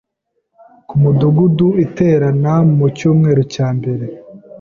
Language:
Kinyarwanda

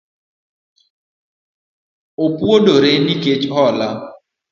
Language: Luo (Kenya and Tanzania)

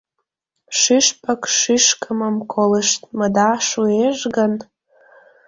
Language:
Mari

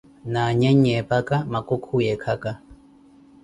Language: Koti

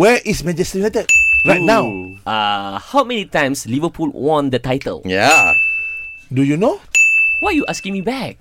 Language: Malay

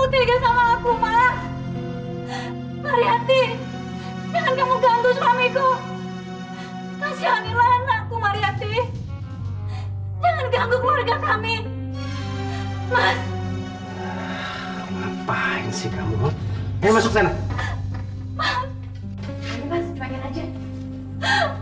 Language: Indonesian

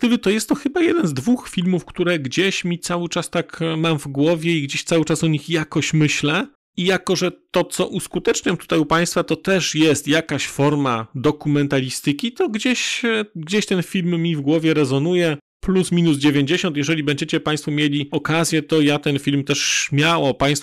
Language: Polish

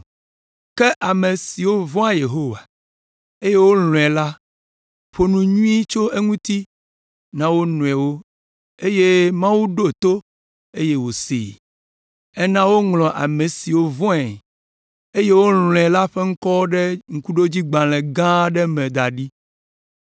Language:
Ewe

